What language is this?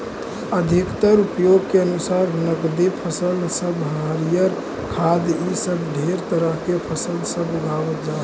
Magahi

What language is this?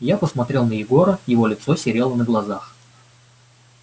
Russian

